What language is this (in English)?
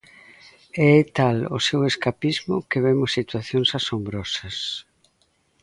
Galician